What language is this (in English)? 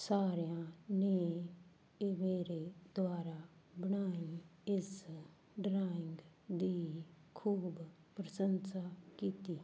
Punjabi